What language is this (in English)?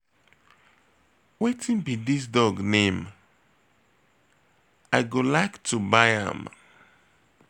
Nigerian Pidgin